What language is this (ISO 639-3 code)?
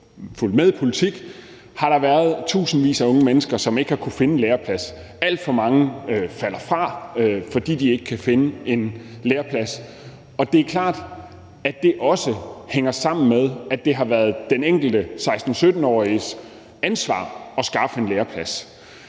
dan